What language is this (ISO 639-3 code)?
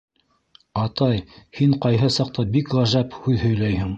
bak